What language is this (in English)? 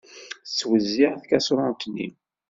Kabyle